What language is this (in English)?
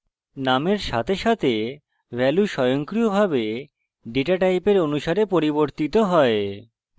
Bangla